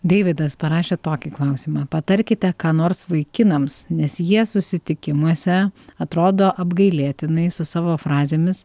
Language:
Lithuanian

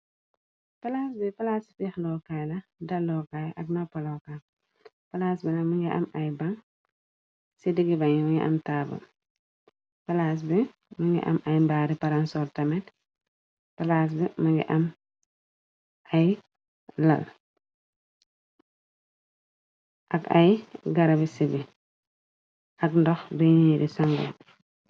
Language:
Wolof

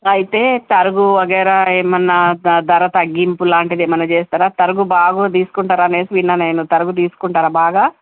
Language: Telugu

